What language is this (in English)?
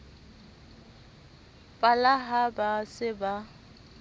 Southern Sotho